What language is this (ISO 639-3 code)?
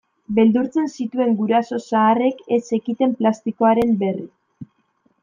eus